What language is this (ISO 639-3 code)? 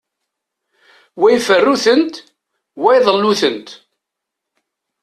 kab